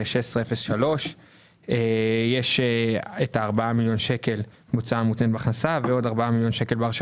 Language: Hebrew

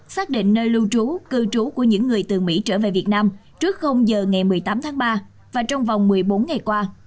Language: Vietnamese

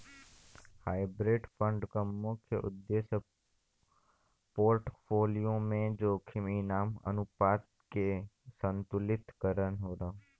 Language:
Bhojpuri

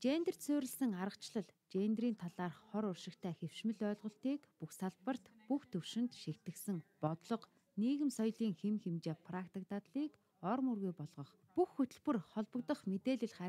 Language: Arabic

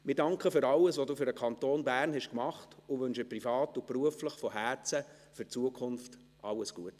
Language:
Swiss German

